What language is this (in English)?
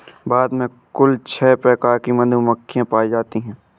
Hindi